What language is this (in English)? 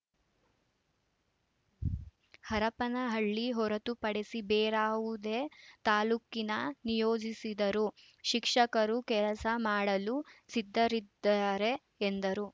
Kannada